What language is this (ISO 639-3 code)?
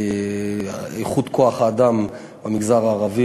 heb